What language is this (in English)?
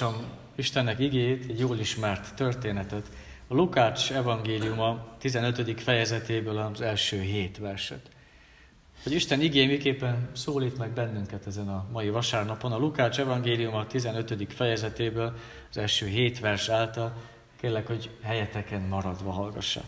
Hungarian